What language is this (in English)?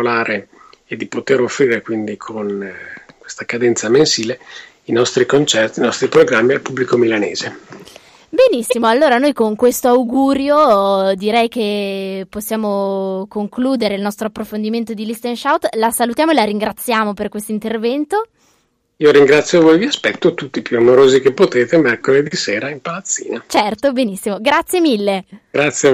Italian